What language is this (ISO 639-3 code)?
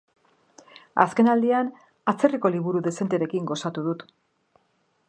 eus